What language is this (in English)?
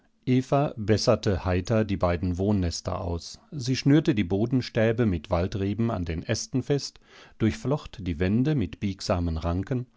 German